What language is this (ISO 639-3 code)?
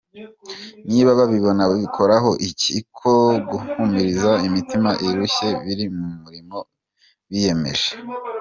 kin